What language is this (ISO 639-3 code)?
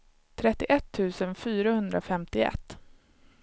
swe